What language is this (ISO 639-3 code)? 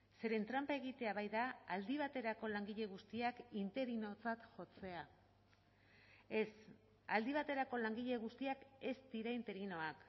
eus